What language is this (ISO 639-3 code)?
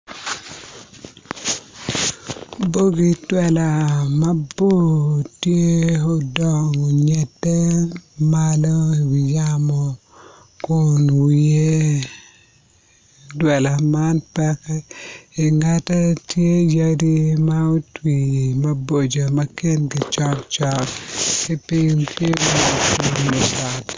ach